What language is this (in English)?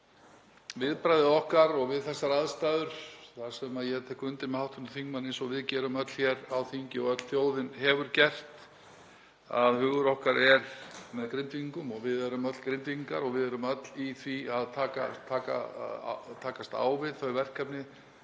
Icelandic